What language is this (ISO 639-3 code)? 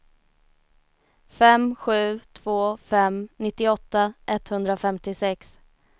swe